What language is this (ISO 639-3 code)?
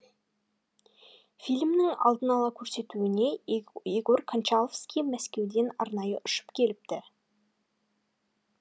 kaz